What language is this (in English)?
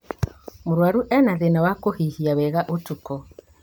Kikuyu